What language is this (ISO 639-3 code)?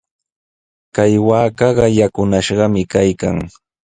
qws